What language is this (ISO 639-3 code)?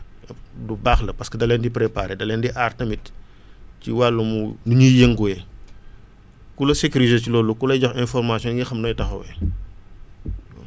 wol